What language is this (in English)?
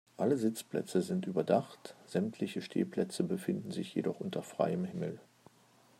German